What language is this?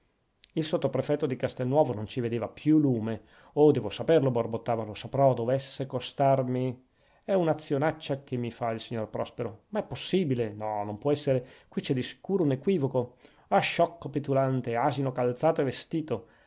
Italian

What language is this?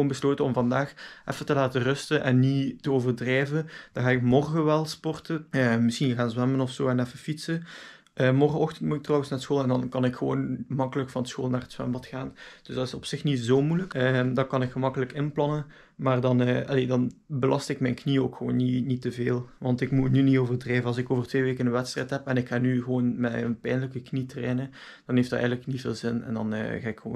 Dutch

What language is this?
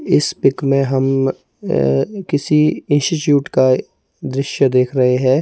Hindi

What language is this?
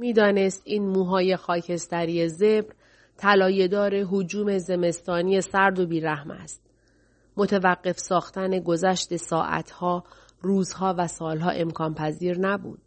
Persian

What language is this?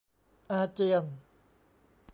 Thai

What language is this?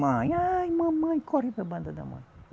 Portuguese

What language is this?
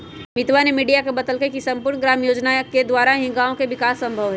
Magahi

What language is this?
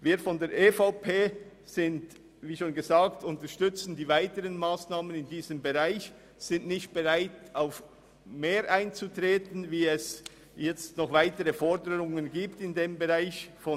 Swiss German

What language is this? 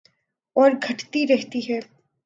Urdu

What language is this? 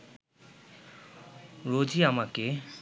Bangla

